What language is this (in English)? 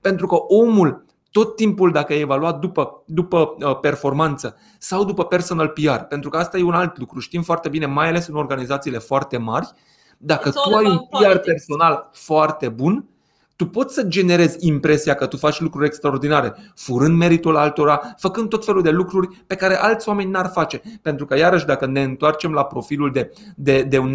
Romanian